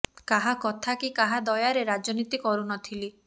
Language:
Odia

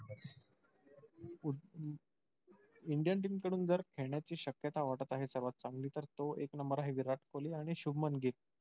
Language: Marathi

